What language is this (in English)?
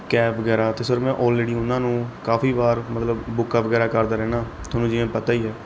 Punjabi